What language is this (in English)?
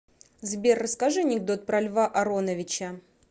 Russian